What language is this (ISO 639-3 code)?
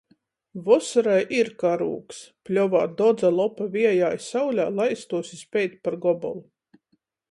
ltg